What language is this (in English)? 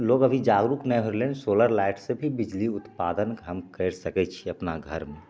Maithili